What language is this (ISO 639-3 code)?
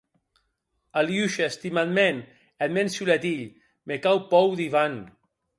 oci